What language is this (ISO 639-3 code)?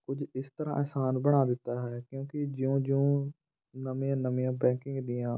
pan